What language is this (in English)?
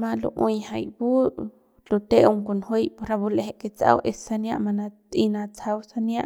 Central Pame